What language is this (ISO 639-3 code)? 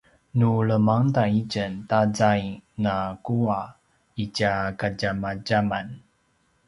pwn